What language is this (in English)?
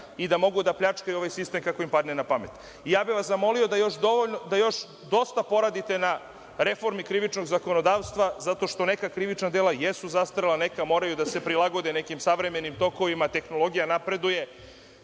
Serbian